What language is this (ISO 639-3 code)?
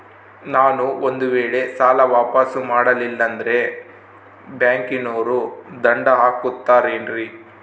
kan